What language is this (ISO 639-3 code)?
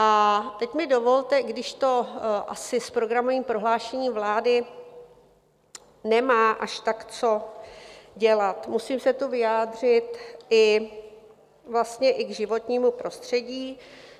ces